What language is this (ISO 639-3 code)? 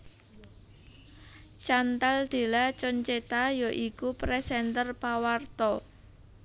jav